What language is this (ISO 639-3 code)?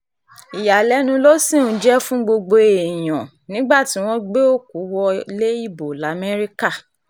yor